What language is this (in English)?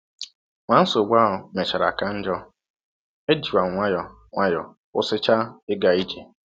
Igbo